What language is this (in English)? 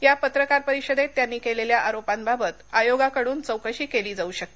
Marathi